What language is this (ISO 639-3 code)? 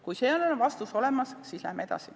est